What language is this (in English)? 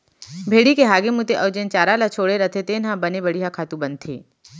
Chhattisgarhi